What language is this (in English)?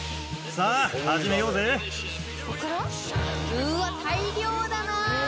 Japanese